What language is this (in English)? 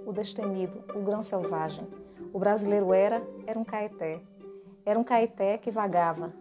Portuguese